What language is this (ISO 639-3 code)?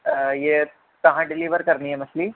urd